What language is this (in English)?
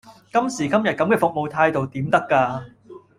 Cantonese